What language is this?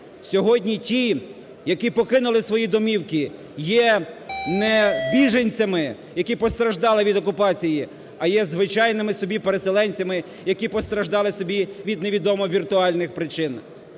Ukrainian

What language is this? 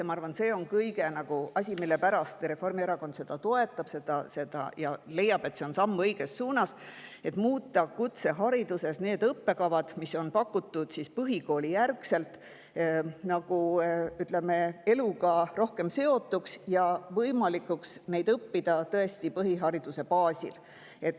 Estonian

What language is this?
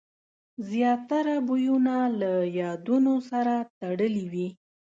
Pashto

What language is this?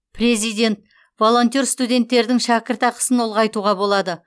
Kazakh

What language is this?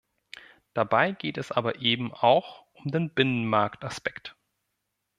German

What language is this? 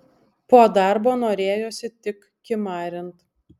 Lithuanian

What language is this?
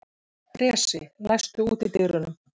Icelandic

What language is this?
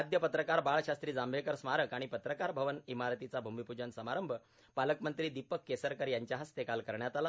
Marathi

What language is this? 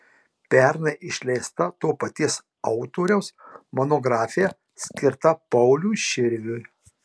Lithuanian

